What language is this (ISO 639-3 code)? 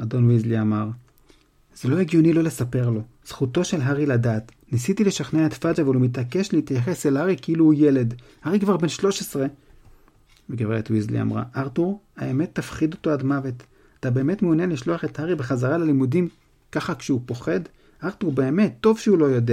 heb